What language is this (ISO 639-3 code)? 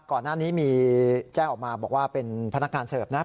tha